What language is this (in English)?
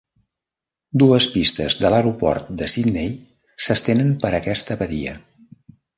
Catalan